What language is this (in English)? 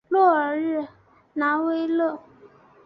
Chinese